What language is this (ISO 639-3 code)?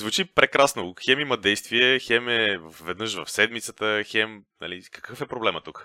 bul